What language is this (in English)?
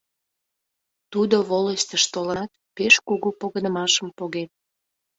Mari